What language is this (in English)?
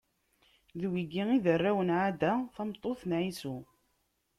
Kabyle